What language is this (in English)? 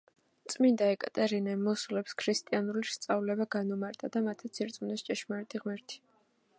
Georgian